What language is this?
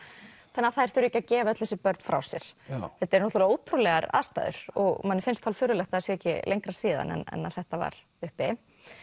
Icelandic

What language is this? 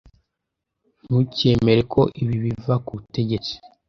Kinyarwanda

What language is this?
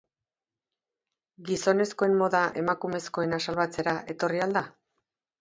Basque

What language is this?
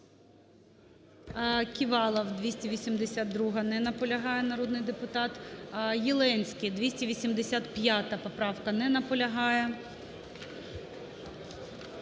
Ukrainian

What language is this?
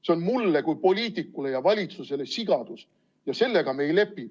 Estonian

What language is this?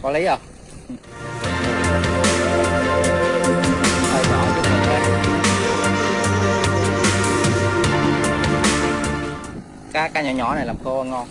Vietnamese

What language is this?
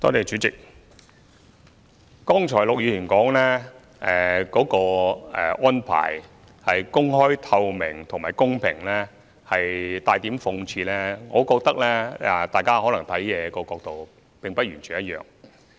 Cantonese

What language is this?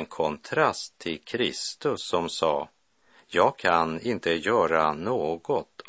Swedish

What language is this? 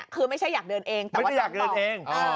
Thai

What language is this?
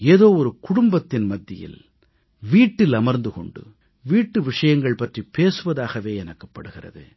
Tamil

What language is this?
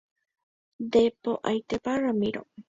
Guarani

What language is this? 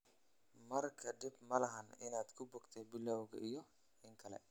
Somali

